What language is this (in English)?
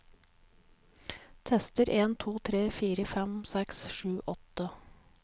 Norwegian